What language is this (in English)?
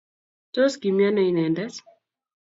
Kalenjin